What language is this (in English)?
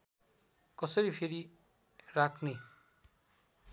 Nepali